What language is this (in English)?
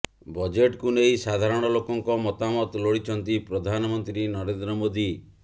Odia